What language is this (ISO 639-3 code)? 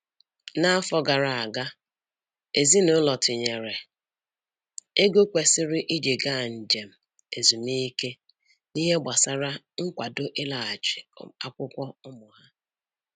ibo